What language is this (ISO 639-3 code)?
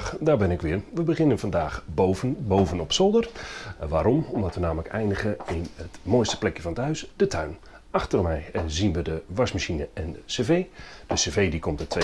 nld